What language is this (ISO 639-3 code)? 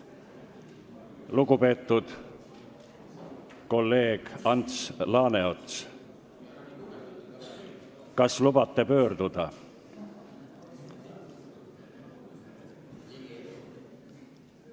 est